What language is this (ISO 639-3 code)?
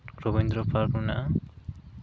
sat